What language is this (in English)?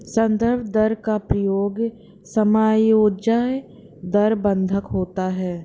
Hindi